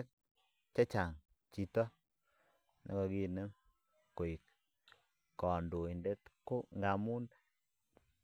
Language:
Kalenjin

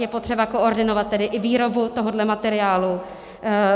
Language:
Czech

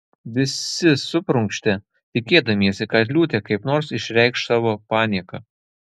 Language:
Lithuanian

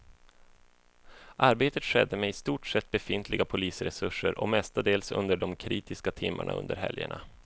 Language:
Swedish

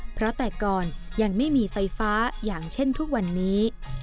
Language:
Thai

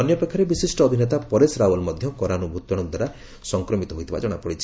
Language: Odia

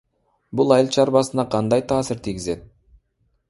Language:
Kyrgyz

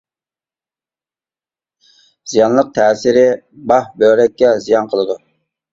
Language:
Uyghur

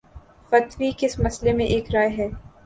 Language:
Urdu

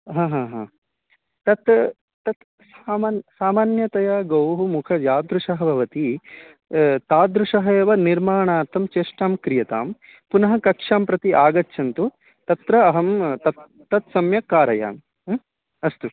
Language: Sanskrit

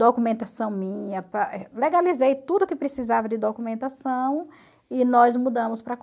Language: Portuguese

